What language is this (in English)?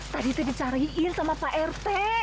Indonesian